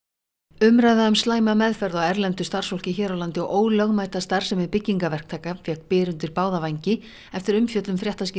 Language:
Icelandic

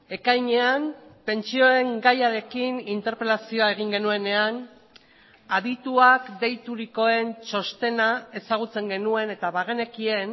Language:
Basque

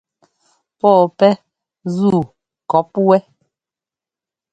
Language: Ngomba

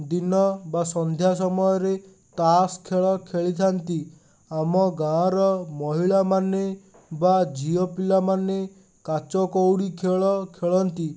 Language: Odia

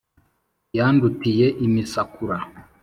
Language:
Kinyarwanda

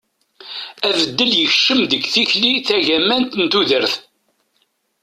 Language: Kabyle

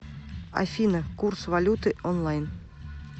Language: Russian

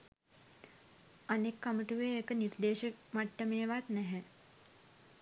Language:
Sinhala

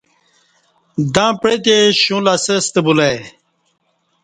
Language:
Kati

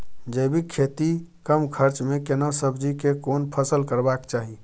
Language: Maithili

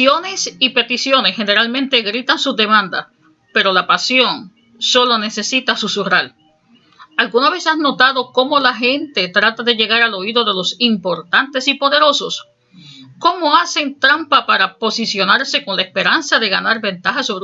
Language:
Spanish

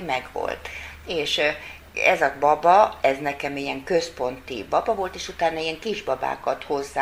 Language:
Hungarian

